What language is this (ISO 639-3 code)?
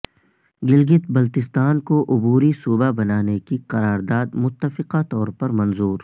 urd